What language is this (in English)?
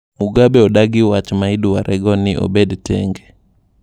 Luo (Kenya and Tanzania)